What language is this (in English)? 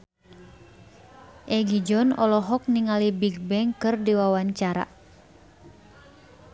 Sundanese